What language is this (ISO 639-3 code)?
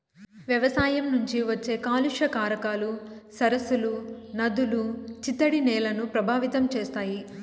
tel